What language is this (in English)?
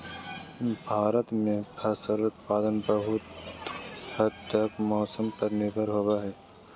Magahi